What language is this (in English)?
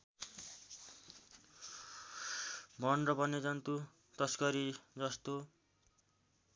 Nepali